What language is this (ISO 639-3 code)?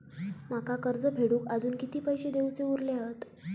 mar